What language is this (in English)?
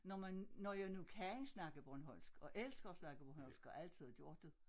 Danish